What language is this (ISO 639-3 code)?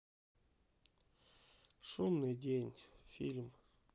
rus